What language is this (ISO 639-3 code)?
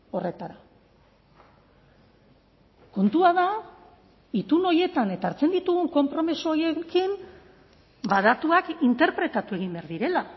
eus